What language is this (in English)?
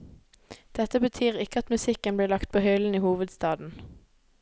Norwegian